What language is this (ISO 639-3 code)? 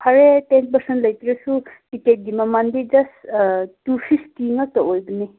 mni